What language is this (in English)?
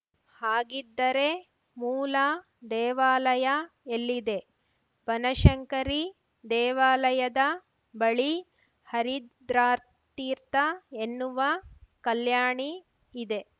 Kannada